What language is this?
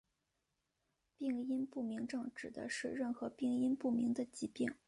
Chinese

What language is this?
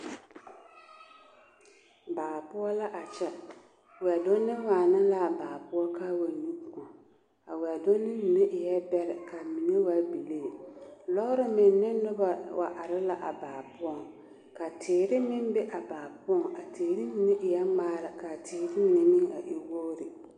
Southern Dagaare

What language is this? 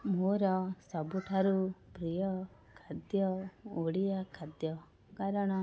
Odia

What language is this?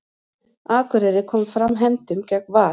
Icelandic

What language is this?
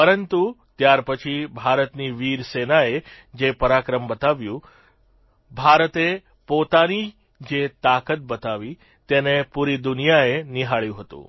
Gujarati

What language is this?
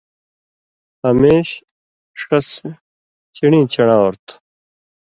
Indus Kohistani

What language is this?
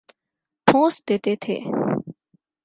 Urdu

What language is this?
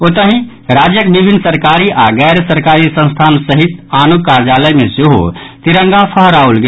Maithili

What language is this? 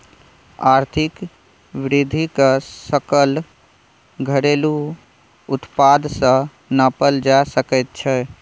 Maithili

